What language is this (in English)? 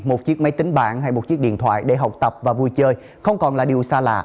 Vietnamese